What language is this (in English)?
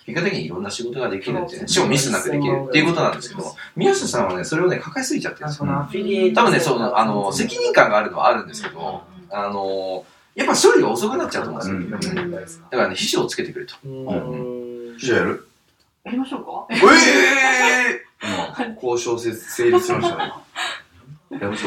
Japanese